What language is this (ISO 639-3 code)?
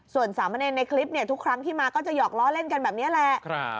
tha